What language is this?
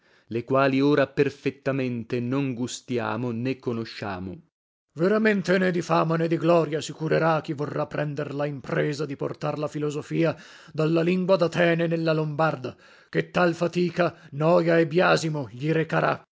Italian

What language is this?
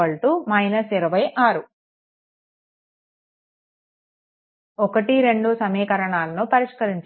Telugu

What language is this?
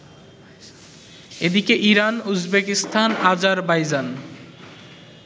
Bangla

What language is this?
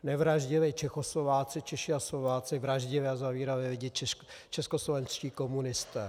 Czech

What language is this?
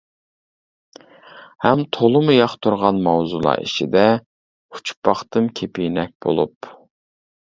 Uyghur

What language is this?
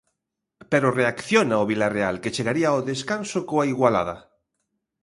Galician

